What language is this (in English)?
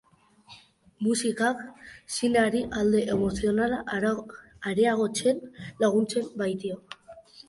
Basque